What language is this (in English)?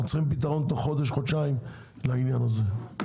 Hebrew